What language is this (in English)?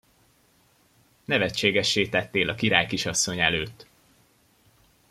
Hungarian